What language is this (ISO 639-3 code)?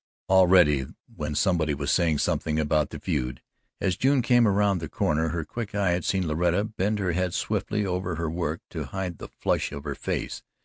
eng